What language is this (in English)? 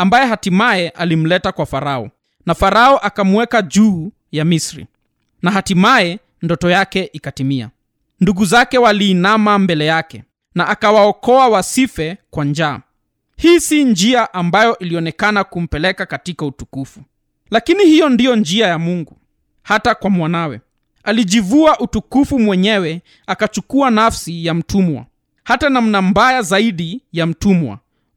Swahili